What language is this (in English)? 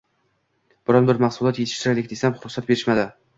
Uzbek